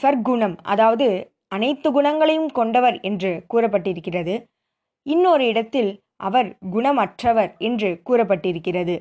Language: Tamil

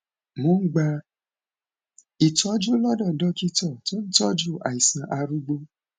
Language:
Yoruba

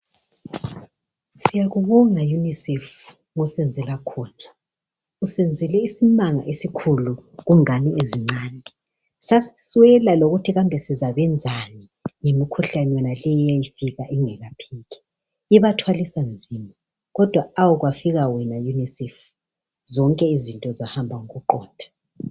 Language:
North Ndebele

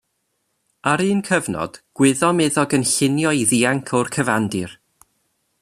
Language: Welsh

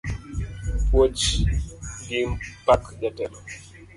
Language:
Luo (Kenya and Tanzania)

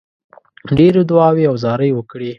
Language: Pashto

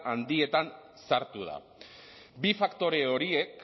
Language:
Basque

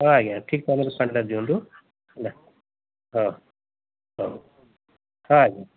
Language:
Odia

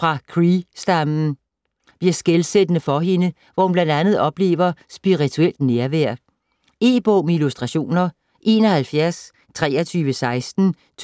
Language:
Danish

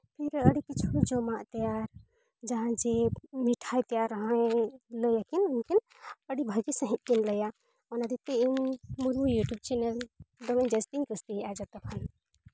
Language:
Santali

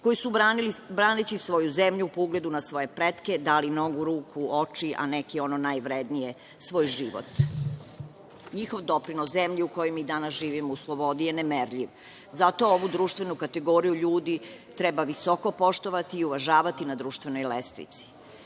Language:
Serbian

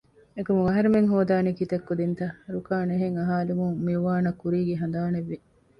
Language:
Divehi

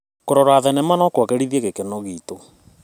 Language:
Kikuyu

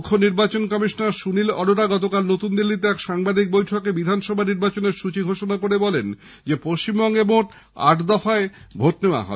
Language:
Bangla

